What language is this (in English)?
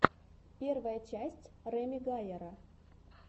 Russian